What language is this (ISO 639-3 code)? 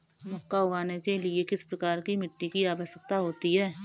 hin